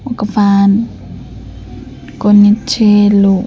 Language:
Telugu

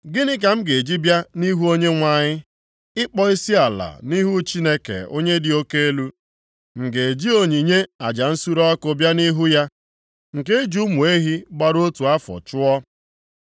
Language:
Igbo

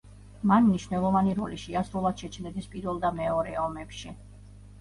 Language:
Georgian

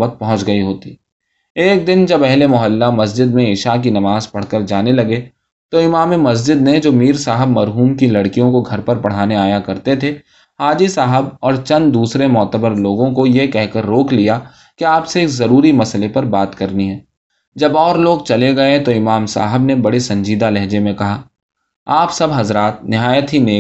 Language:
Urdu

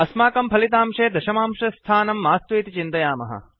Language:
Sanskrit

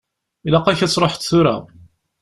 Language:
Kabyle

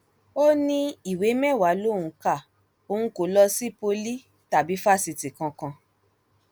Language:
Yoruba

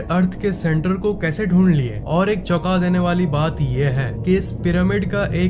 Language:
Hindi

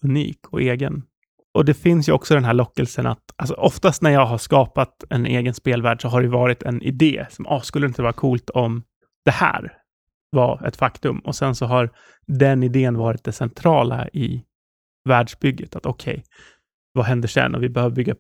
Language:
Swedish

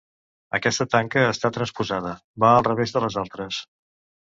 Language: Catalan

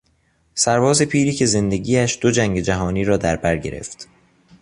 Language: Persian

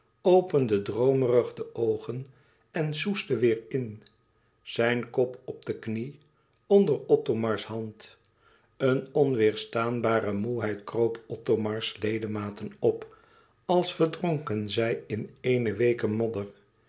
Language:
Dutch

